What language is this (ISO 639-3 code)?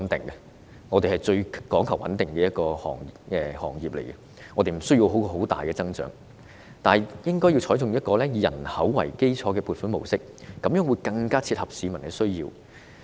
yue